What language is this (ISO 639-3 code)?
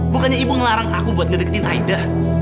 ind